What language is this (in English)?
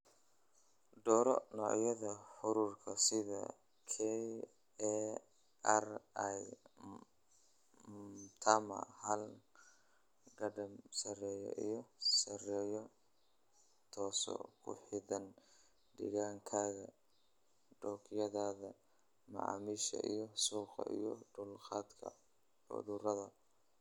Somali